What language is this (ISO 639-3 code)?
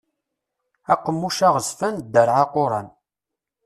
kab